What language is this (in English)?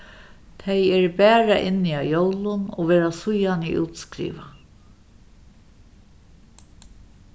Faroese